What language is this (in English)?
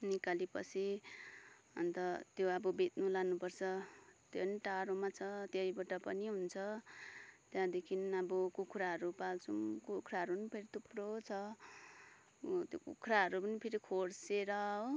Nepali